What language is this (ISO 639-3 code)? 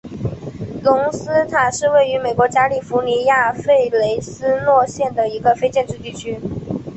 zho